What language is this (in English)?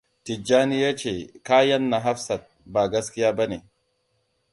Hausa